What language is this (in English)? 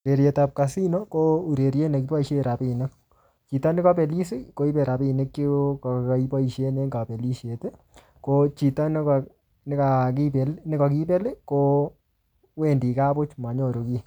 Kalenjin